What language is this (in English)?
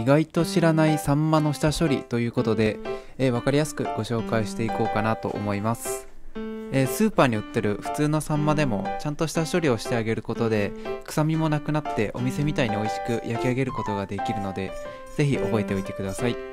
Japanese